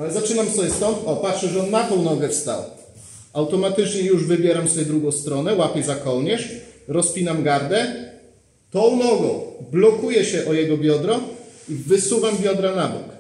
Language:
Polish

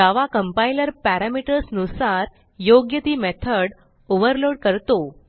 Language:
Marathi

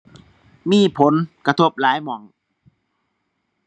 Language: Thai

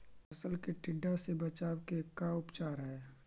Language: Magahi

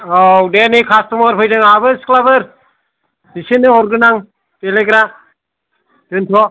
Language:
Bodo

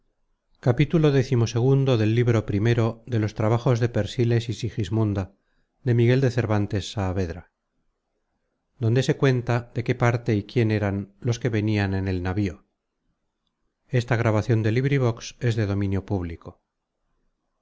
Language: Spanish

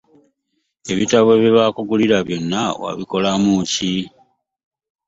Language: Ganda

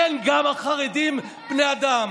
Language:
Hebrew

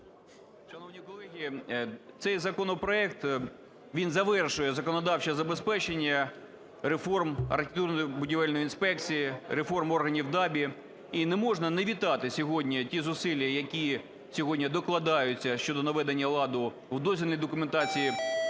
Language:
Ukrainian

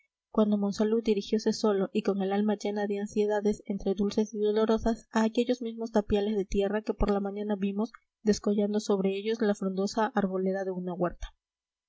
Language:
Spanish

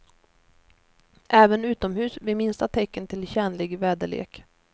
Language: Swedish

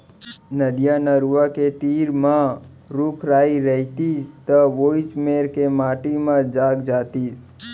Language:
Chhattisgarhi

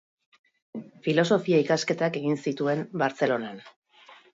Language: Basque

